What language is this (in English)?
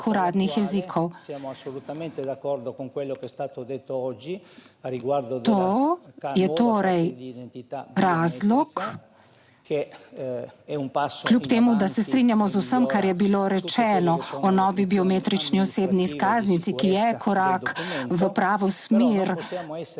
Slovenian